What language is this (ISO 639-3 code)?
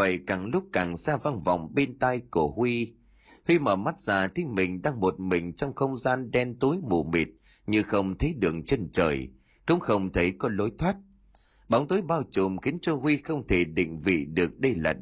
vie